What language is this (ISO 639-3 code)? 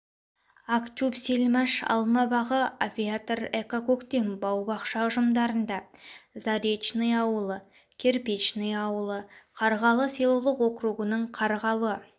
kaz